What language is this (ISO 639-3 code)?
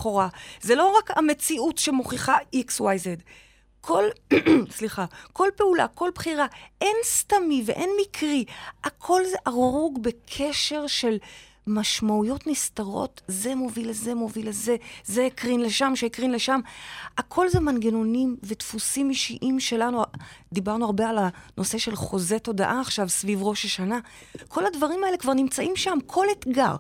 heb